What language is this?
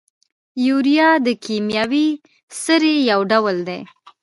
Pashto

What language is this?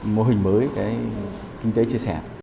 Vietnamese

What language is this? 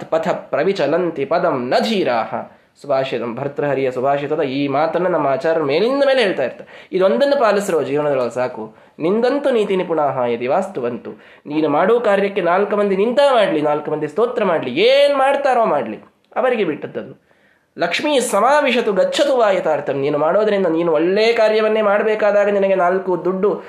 Kannada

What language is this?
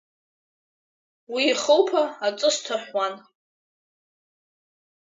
Abkhazian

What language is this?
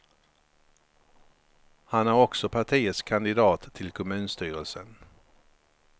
Swedish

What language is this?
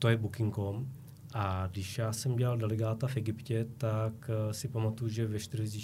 Czech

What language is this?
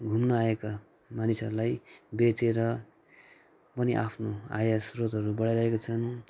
Nepali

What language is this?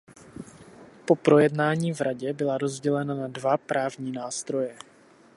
Czech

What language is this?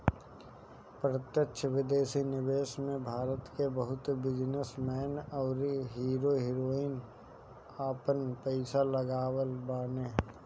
Bhojpuri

